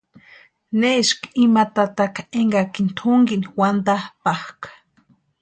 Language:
Western Highland Purepecha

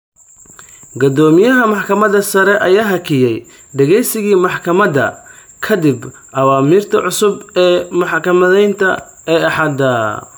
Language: Somali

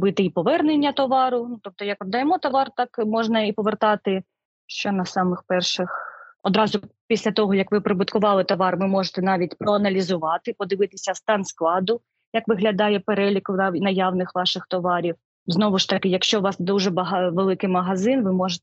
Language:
Ukrainian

